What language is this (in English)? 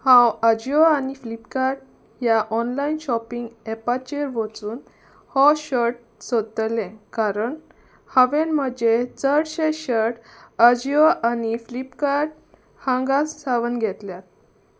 Konkani